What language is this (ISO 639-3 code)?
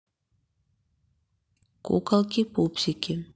rus